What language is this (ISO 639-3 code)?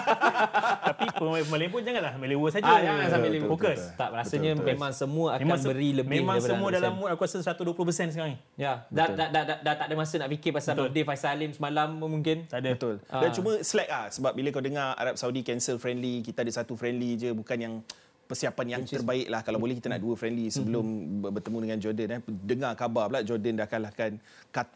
msa